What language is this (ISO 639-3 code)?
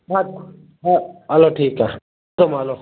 snd